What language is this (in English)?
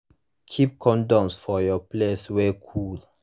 Nigerian Pidgin